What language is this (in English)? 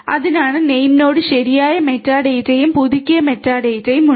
Malayalam